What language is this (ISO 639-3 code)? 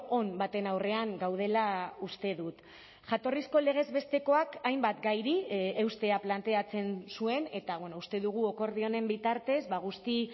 eus